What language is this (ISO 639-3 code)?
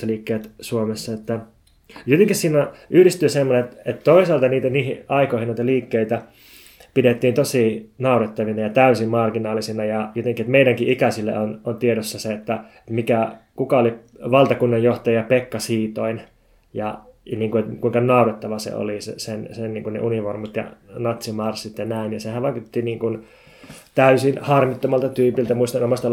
fin